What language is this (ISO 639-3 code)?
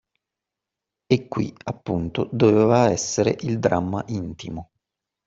ita